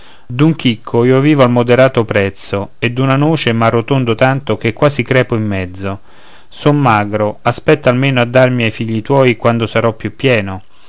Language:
Italian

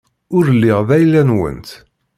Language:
Kabyle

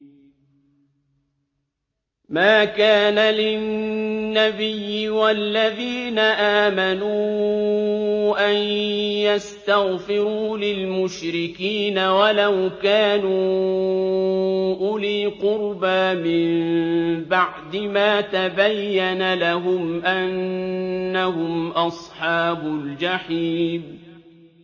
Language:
Arabic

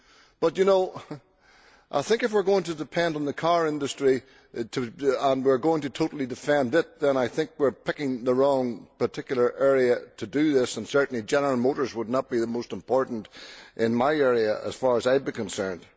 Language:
English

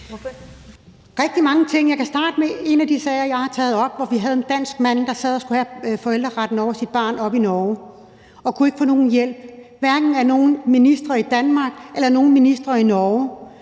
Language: Danish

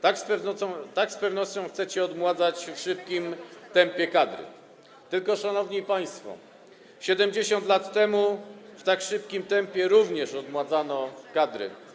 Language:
Polish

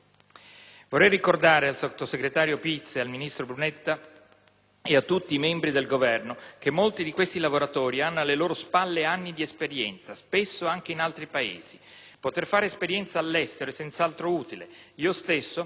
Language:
Italian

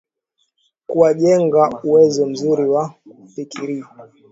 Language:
Swahili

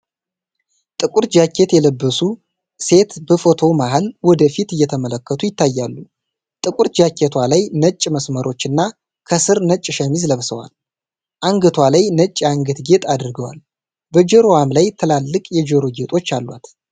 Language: Amharic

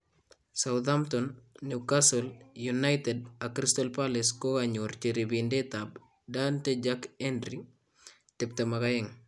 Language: Kalenjin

